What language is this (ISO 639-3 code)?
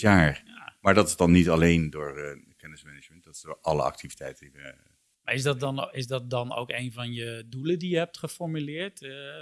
nld